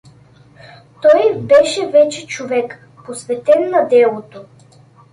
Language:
Bulgarian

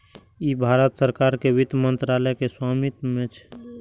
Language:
Maithili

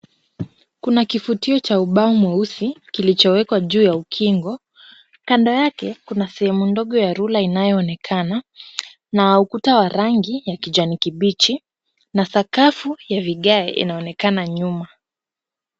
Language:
Swahili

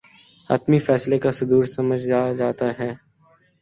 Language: Urdu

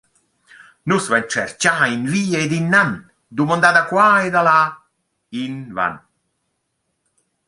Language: Romansh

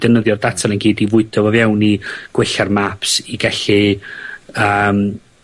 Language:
Welsh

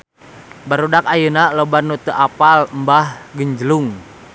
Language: Sundanese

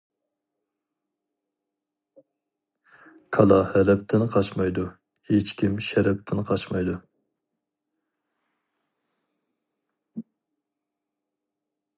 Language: Uyghur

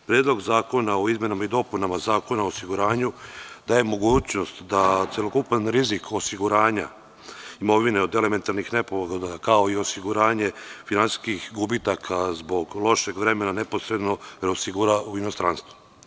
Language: Serbian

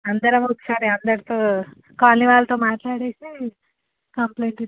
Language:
Telugu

